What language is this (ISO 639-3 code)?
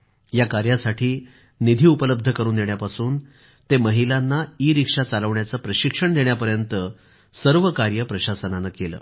mar